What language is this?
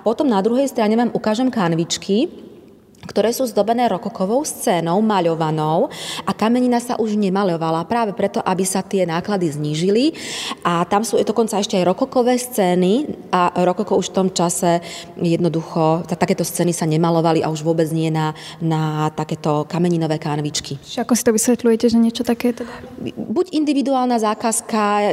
Slovak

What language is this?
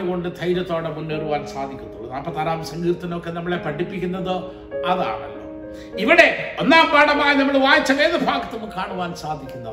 Malayalam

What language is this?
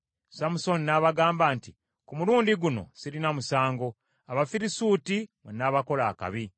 Ganda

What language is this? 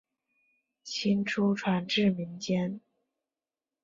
Chinese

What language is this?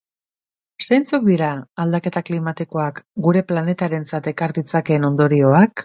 Basque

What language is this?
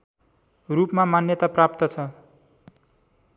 Nepali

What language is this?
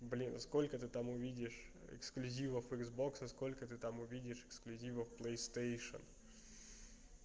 Russian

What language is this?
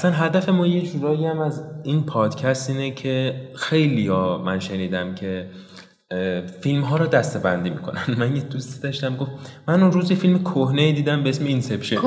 Persian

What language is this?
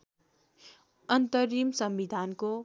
Nepali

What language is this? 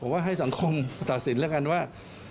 Thai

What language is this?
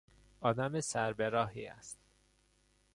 Persian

